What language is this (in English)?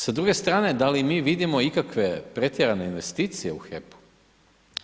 Croatian